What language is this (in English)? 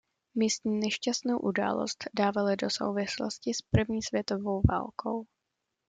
Czech